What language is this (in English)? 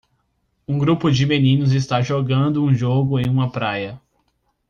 Portuguese